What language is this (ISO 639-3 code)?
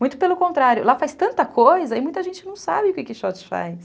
por